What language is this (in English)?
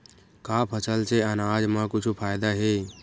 Chhattisgarhi